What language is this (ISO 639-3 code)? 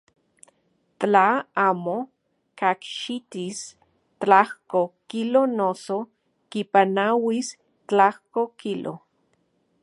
ncx